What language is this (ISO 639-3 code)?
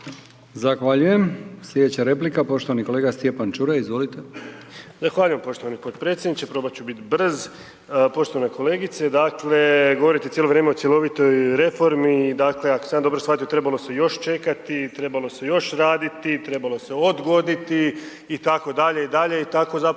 hrv